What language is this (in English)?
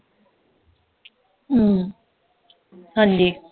Punjabi